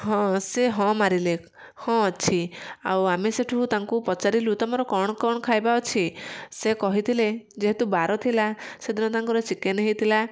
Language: Odia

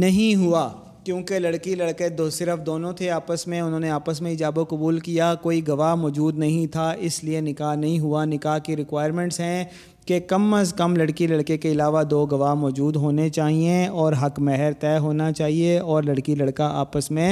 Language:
Urdu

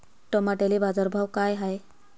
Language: Marathi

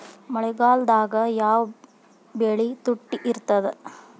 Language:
Kannada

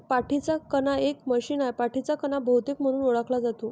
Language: Marathi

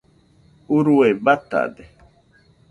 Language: Nüpode Huitoto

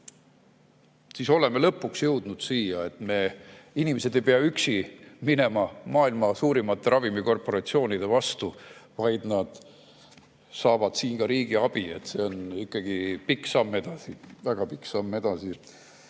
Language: Estonian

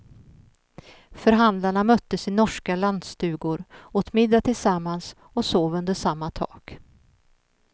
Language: Swedish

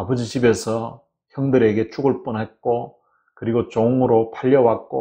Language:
Korean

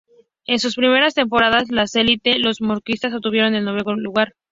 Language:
Spanish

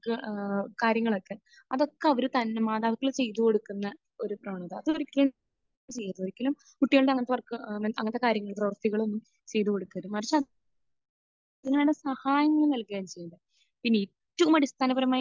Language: Malayalam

